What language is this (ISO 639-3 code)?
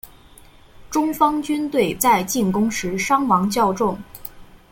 zho